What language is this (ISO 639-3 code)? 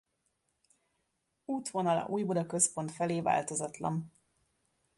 hun